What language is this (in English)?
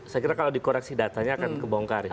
Indonesian